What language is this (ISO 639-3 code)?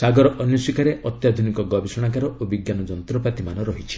ori